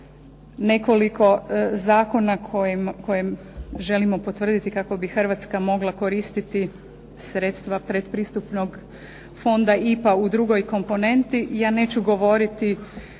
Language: Croatian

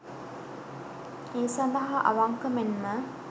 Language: Sinhala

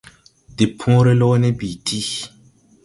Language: Tupuri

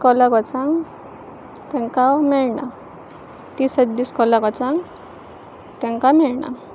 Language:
Konkani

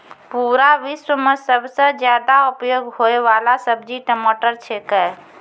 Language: Maithili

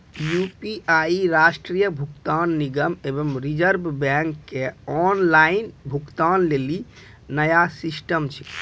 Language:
Maithili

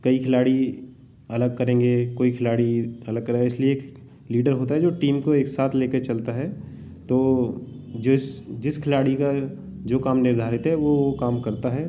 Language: Hindi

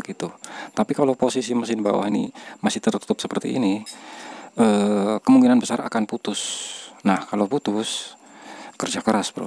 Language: Indonesian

